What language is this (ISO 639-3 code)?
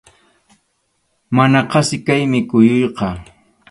qxu